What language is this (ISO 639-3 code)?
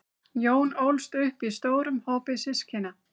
isl